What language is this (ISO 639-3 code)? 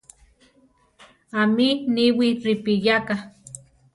tar